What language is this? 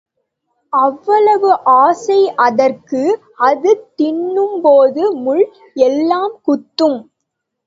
Tamil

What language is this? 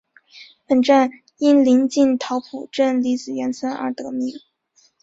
Chinese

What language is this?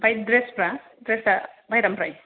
Bodo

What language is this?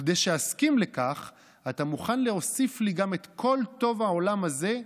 Hebrew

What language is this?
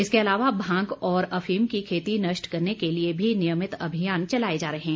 Hindi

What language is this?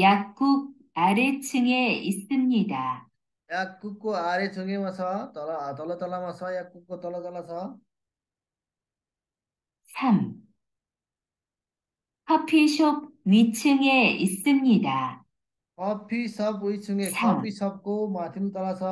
Korean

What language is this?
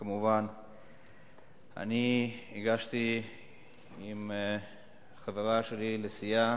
Hebrew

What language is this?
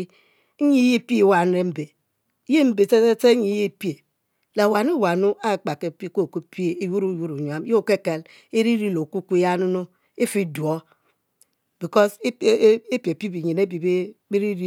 Mbe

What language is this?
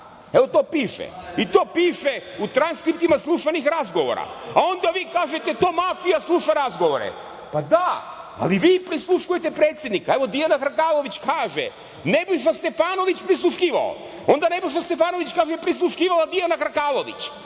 Serbian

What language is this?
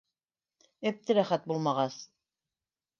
Bashkir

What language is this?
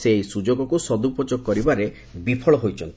Odia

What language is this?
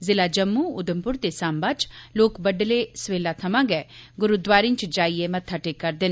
Dogri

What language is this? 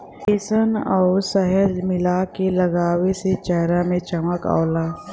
Bhojpuri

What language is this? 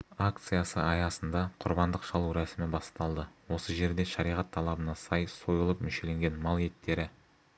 Kazakh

